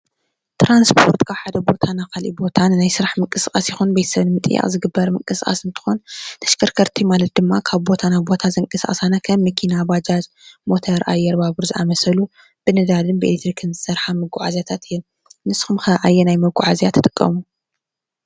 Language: Tigrinya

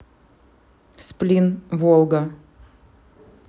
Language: Russian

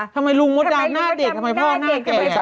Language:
Thai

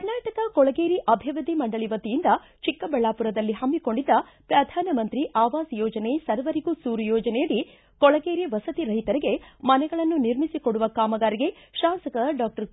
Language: Kannada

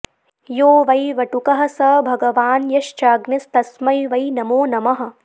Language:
Sanskrit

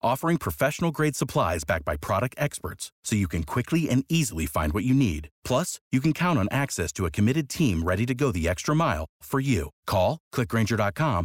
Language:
Romanian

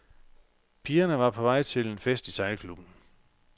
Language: Danish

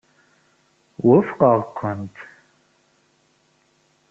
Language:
Kabyle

